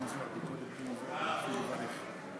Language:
Hebrew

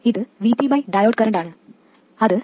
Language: Malayalam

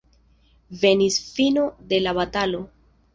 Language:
Esperanto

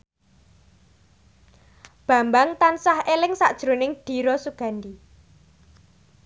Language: Javanese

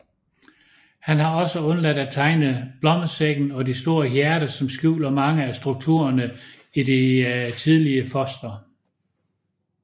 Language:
Danish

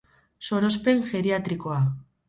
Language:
Basque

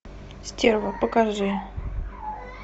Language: Russian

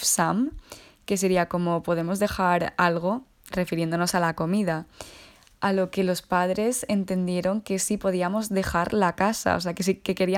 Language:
Spanish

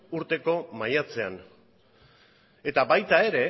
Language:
Basque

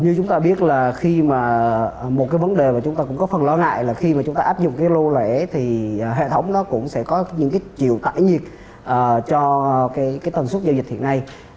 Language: Vietnamese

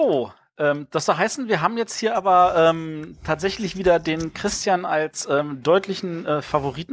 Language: German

